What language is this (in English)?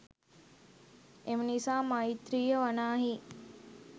Sinhala